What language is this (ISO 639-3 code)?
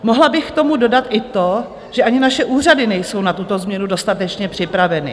ces